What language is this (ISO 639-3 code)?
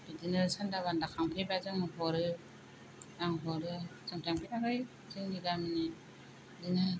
brx